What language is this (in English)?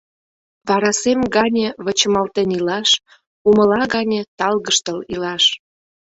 Mari